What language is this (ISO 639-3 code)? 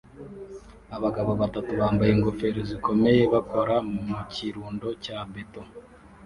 kin